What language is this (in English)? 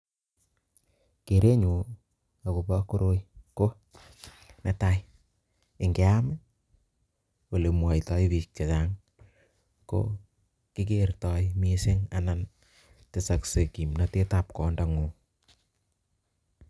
Kalenjin